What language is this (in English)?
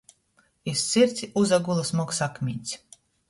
Latgalian